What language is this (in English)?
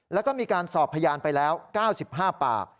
Thai